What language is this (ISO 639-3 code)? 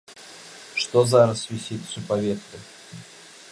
bel